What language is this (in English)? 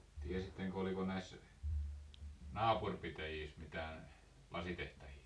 Finnish